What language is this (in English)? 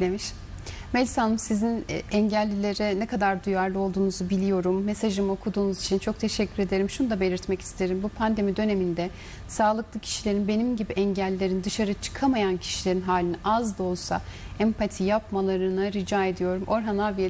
Turkish